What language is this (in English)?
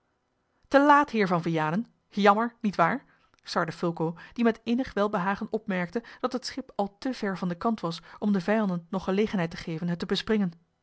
Dutch